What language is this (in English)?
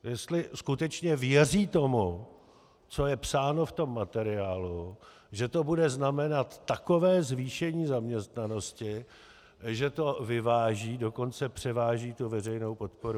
Czech